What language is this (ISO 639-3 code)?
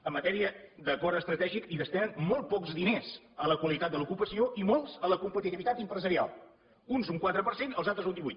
cat